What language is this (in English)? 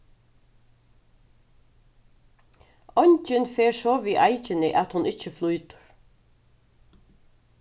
Faroese